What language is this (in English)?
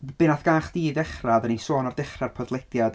Welsh